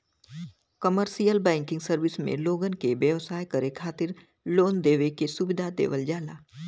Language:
Bhojpuri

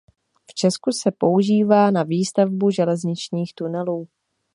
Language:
Czech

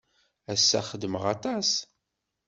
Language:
Kabyle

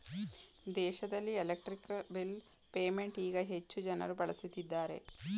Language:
Kannada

